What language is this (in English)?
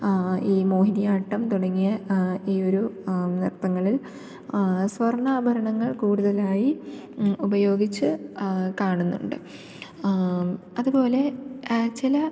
Malayalam